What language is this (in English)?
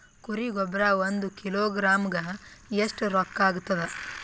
Kannada